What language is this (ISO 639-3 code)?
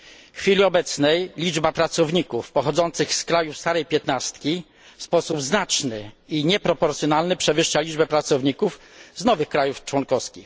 pol